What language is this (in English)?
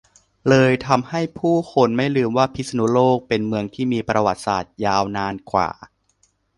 Thai